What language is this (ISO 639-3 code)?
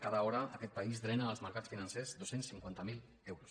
cat